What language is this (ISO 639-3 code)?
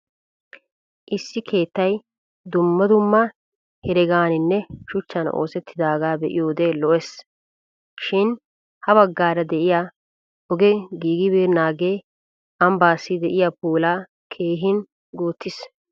wal